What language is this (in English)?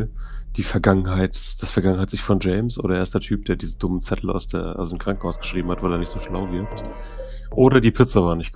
German